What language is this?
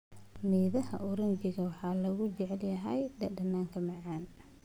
Somali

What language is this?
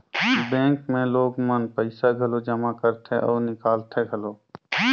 Chhattisgarhi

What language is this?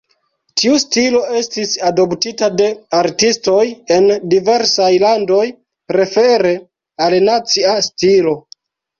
Esperanto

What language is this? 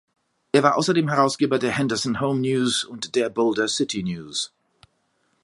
German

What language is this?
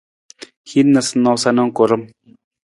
Nawdm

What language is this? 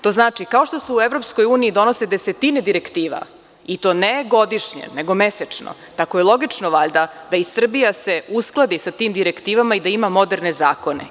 Serbian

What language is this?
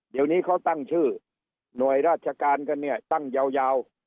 Thai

